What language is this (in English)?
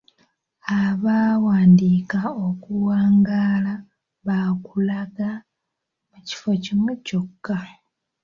Ganda